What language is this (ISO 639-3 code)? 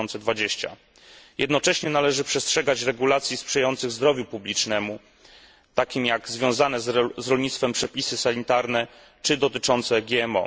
pol